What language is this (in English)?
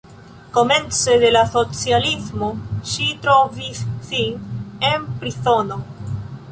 Esperanto